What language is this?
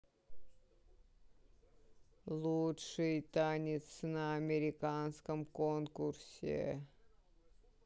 Russian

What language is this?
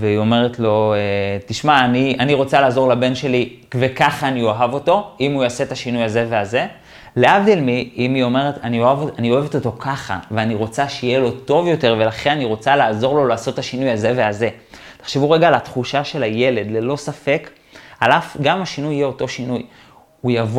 Hebrew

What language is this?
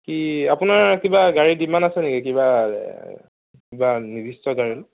Assamese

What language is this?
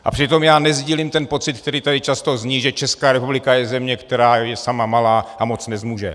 Czech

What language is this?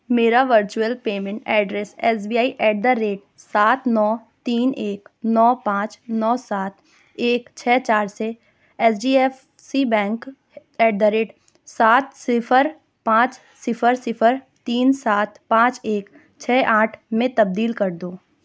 Urdu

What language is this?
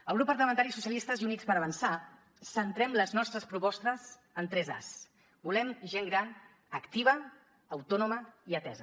Catalan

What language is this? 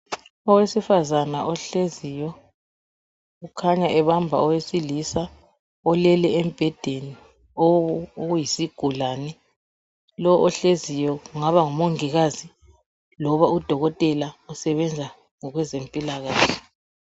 North Ndebele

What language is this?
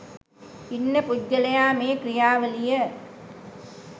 Sinhala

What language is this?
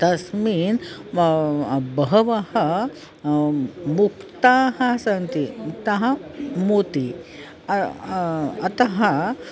Sanskrit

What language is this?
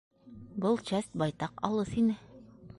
Bashkir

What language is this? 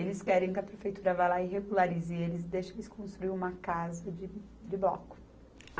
Portuguese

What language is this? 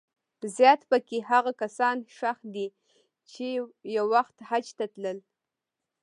Pashto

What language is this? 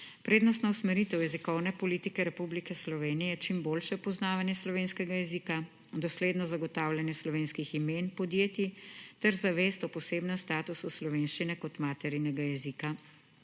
Slovenian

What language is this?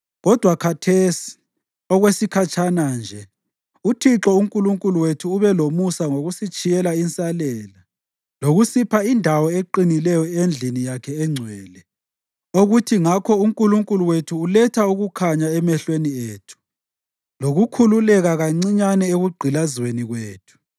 North Ndebele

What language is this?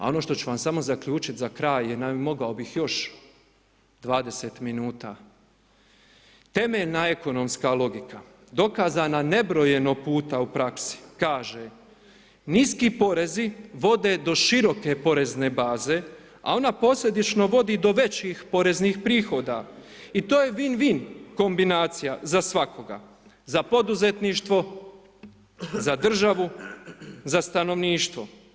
Croatian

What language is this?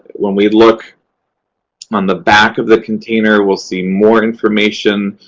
English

